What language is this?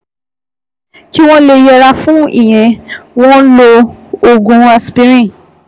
Yoruba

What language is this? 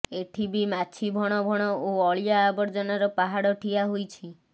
Odia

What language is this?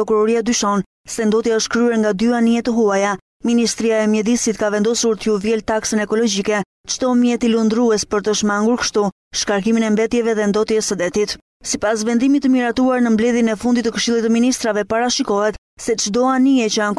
Romanian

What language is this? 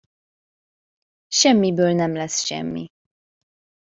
Hungarian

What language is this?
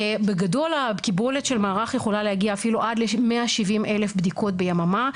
Hebrew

